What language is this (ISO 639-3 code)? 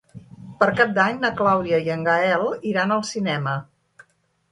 cat